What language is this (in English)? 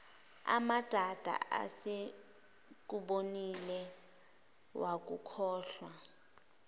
Zulu